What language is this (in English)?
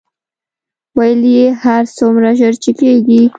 Pashto